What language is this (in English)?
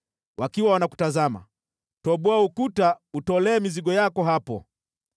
Swahili